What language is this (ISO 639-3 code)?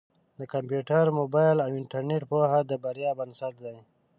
pus